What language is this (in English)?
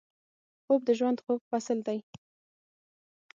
Pashto